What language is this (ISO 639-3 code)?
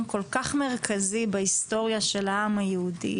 heb